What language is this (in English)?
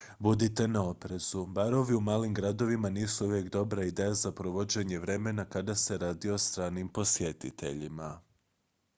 Croatian